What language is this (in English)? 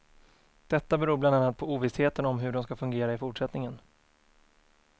Swedish